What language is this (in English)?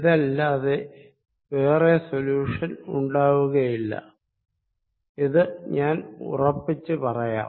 Malayalam